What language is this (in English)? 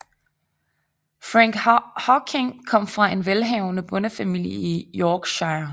Danish